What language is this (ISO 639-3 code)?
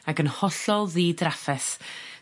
cym